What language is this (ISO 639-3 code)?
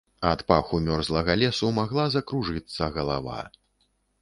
bel